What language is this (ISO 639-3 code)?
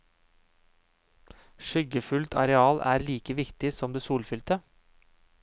nor